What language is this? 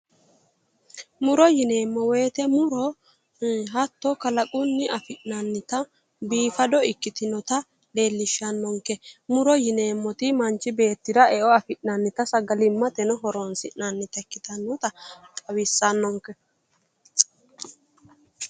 Sidamo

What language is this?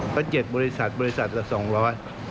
Thai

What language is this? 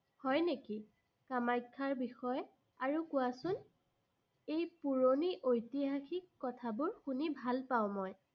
Assamese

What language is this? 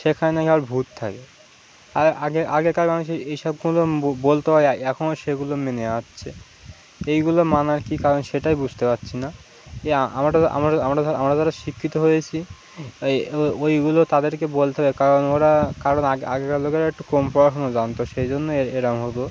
Bangla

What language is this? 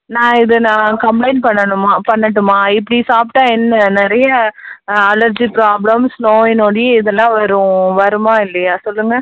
Tamil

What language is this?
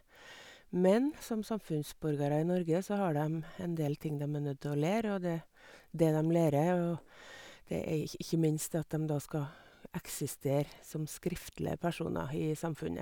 Norwegian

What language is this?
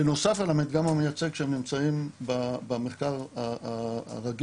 Hebrew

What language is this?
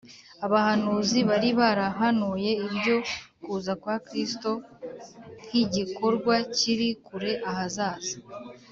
Kinyarwanda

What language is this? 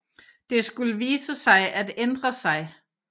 Danish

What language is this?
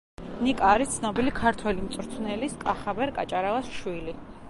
Georgian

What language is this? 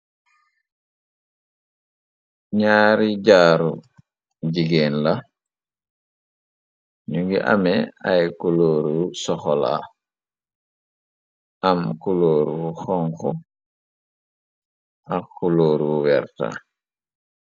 Wolof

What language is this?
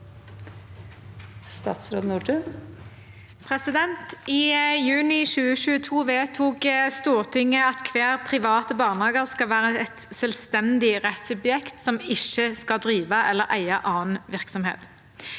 Norwegian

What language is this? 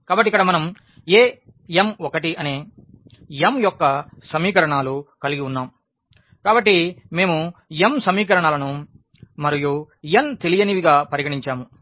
Telugu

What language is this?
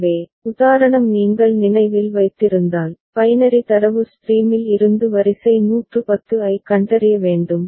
Tamil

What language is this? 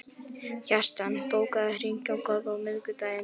Icelandic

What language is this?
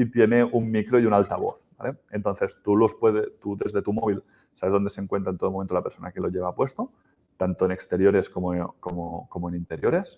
Spanish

